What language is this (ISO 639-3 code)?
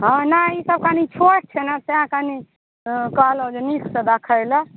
mai